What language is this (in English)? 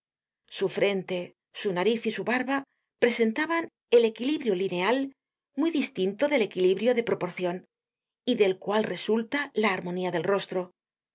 Spanish